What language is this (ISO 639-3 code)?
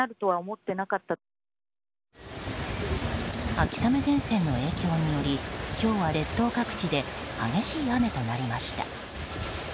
jpn